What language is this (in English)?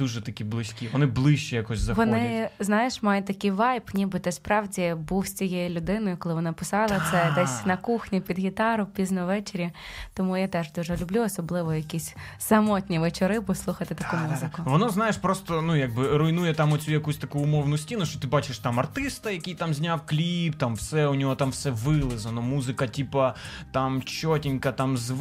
Ukrainian